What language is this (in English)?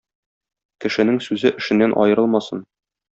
Tatar